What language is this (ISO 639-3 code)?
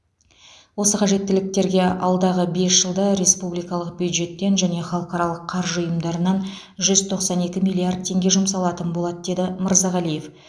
kaz